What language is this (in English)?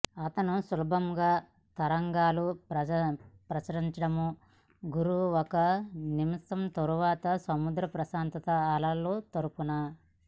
Telugu